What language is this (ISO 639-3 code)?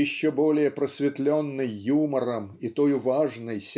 rus